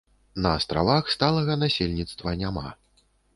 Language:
Belarusian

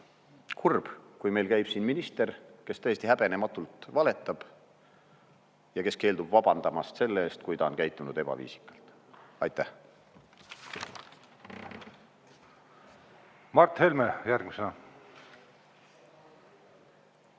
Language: Estonian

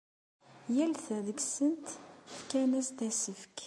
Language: Kabyle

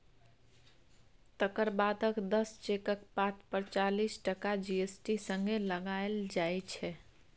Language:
Maithili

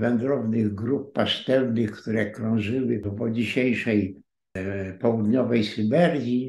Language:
Polish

